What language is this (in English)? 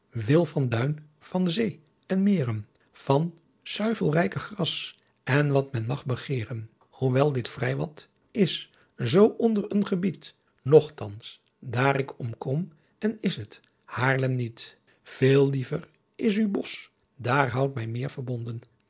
Dutch